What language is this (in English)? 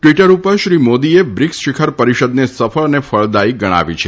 Gujarati